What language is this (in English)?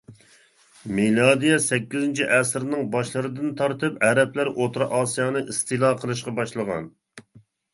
Uyghur